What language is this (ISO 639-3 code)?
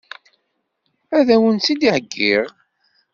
kab